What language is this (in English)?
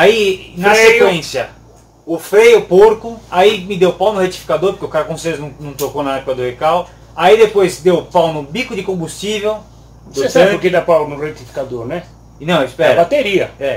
Portuguese